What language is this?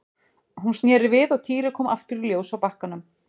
Icelandic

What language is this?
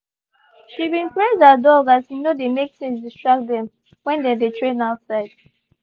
Nigerian Pidgin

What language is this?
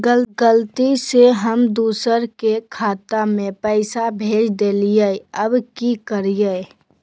Magahi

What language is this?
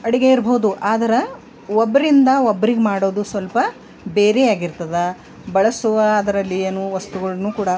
Kannada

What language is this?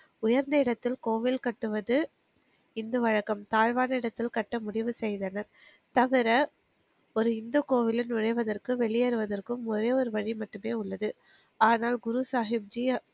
Tamil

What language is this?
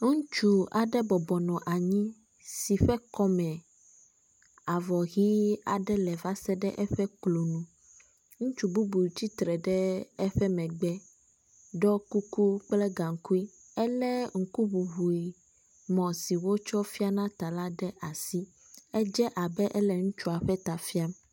Ewe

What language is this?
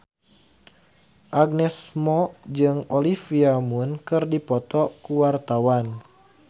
Sundanese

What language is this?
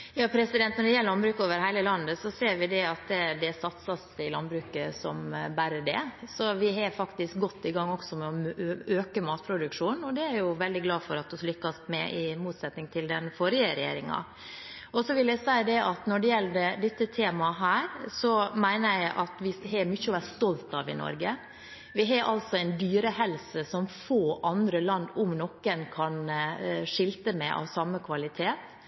Norwegian Bokmål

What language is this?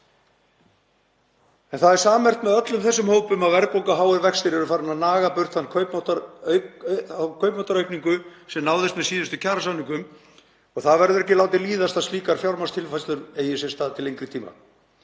Icelandic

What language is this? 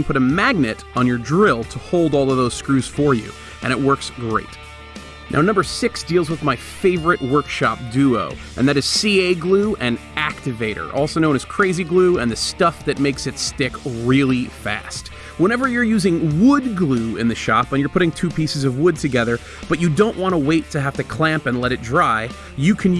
English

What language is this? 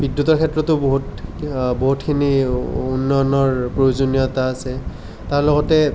Assamese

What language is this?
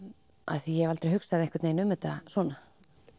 Icelandic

